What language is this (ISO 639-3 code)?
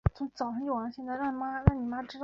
zho